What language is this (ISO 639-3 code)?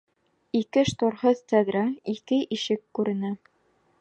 bak